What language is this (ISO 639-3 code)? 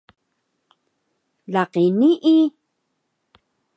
trv